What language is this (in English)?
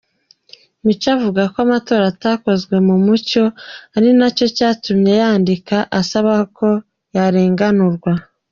Kinyarwanda